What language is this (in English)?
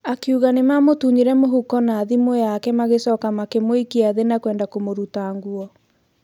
Kikuyu